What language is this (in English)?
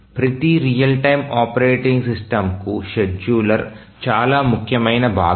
Telugu